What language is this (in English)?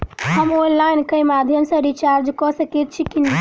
Maithili